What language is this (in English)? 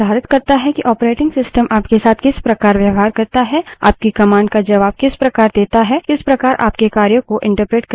Hindi